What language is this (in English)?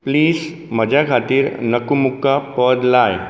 Konkani